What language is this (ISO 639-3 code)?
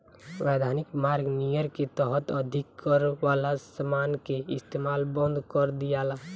bho